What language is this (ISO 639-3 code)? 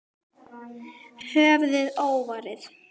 isl